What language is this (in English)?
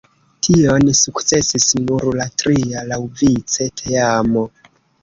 Esperanto